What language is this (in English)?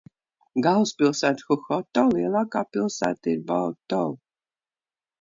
Latvian